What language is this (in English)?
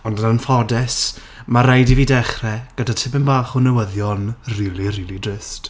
Welsh